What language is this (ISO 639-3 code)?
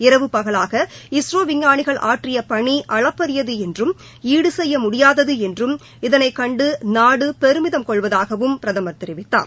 tam